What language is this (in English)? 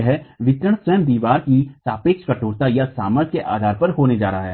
Hindi